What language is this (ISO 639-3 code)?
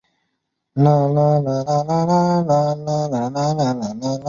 zho